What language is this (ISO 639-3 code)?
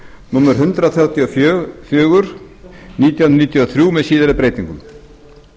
isl